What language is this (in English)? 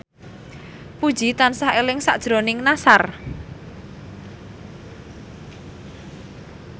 Javanese